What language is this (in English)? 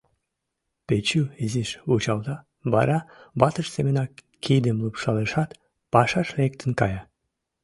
Mari